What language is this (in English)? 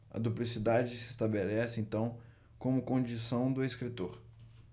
Portuguese